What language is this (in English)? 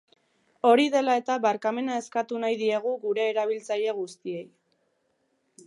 Basque